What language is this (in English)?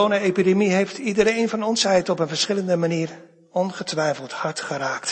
Dutch